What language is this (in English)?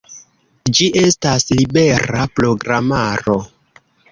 Esperanto